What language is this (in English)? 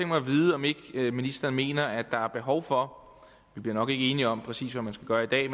Danish